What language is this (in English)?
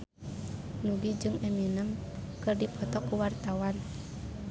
Sundanese